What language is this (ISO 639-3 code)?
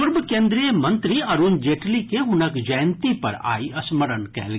mai